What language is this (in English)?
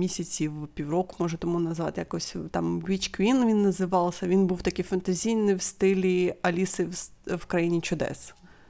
Ukrainian